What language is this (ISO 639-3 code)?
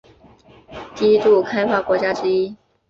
zho